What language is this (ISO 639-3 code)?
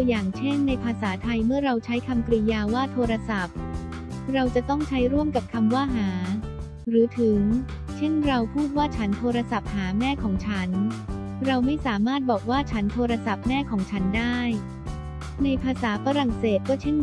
tha